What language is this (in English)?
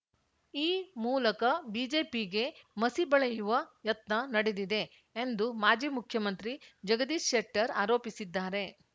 Kannada